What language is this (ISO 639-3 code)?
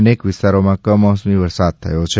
guj